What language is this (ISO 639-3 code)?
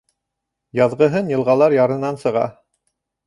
bak